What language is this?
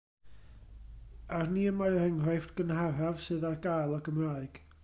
Welsh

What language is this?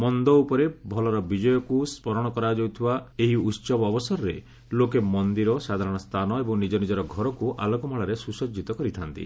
Odia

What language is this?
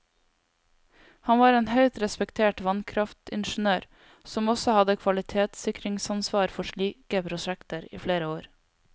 Norwegian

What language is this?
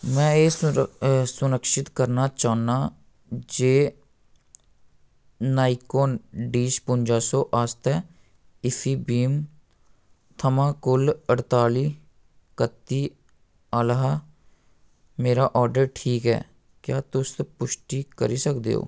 Dogri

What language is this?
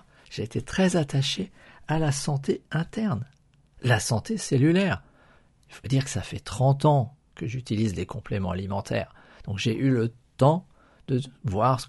French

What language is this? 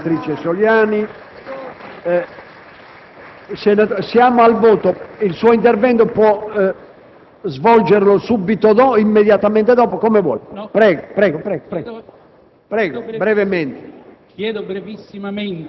Italian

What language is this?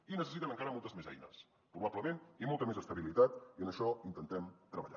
Catalan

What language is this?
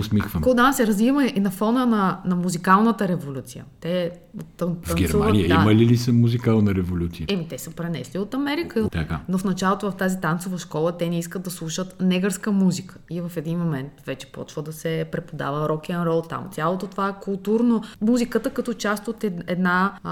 Bulgarian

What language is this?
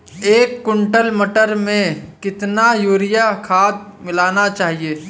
Hindi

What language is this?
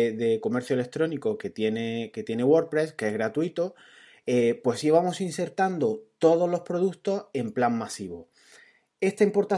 Spanish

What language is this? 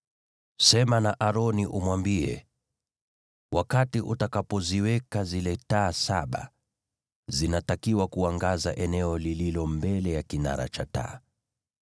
Swahili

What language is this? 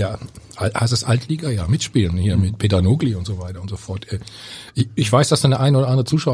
German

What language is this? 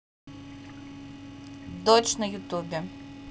Russian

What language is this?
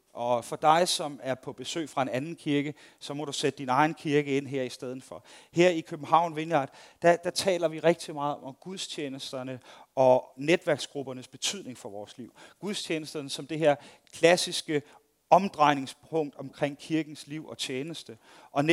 Danish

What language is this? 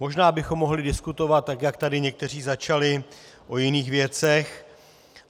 Czech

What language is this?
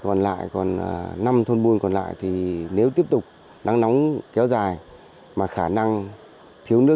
Vietnamese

